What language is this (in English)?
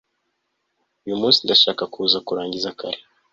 Kinyarwanda